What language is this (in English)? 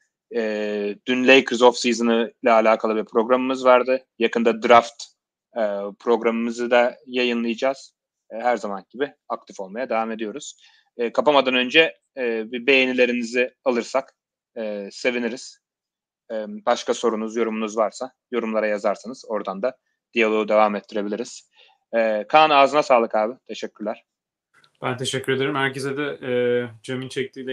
Turkish